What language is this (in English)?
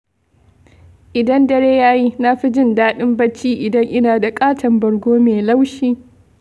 Hausa